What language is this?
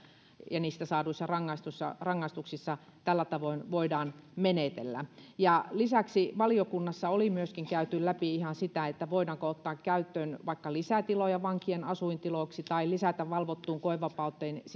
Finnish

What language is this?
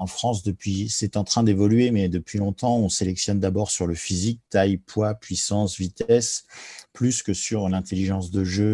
French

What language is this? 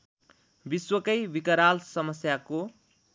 Nepali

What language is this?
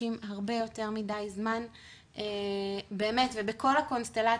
Hebrew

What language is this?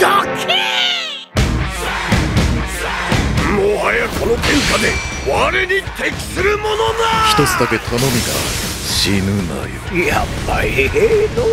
Japanese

